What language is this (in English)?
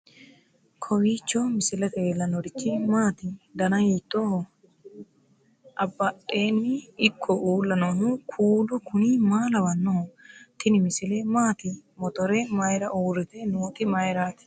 Sidamo